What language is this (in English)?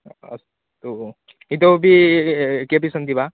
Sanskrit